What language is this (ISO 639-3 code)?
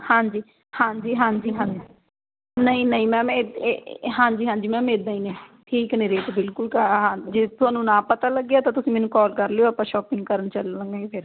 pan